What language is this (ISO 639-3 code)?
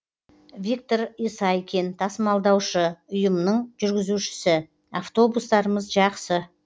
kaz